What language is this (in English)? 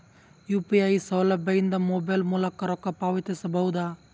Kannada